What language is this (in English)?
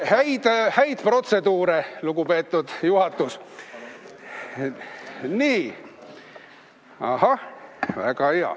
Estonian